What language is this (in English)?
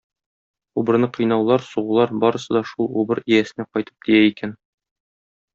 Tatar